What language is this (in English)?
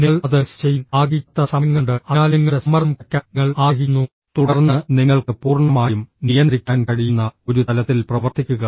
Malayalam